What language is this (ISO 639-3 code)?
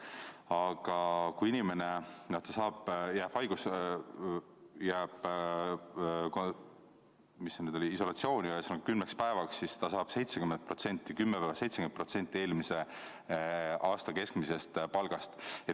est